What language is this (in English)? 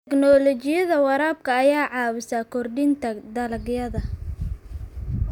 Somali